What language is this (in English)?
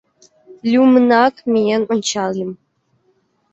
Mari